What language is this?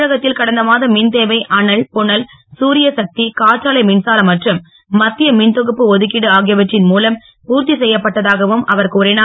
Tamil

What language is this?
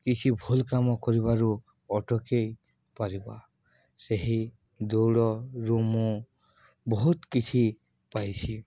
Odia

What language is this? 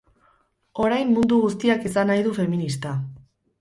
Basque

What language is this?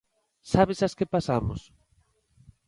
Galician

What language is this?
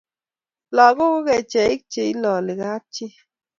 Kalenjin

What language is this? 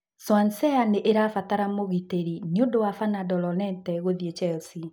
Kikuyu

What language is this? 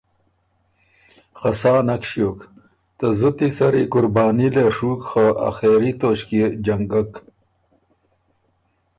Ormuri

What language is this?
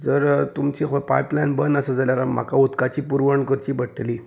Konkani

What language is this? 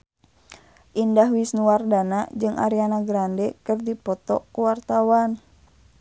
Sundanese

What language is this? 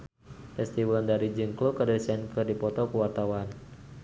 Sundanese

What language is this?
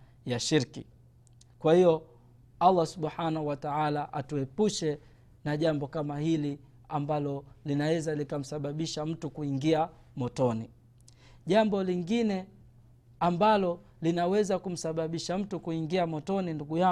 Swahili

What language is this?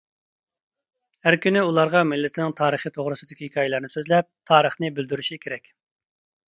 Uyghur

